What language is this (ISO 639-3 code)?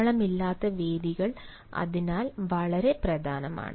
mal